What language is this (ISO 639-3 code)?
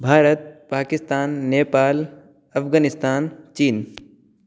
san